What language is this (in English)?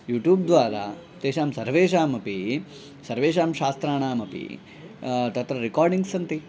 Sanskrit